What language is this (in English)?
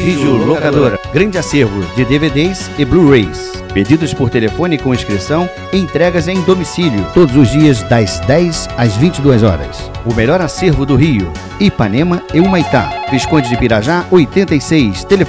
Portuguese